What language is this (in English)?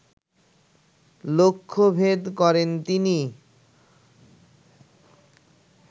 Bangla